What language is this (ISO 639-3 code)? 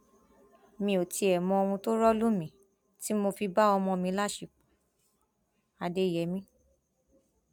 yor